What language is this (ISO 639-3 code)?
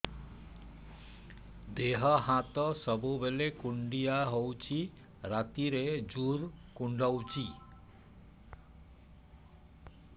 ori